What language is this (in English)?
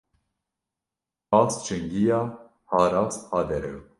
Kurdish